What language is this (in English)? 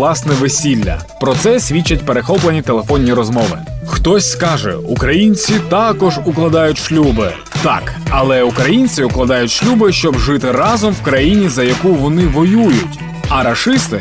Ukrainian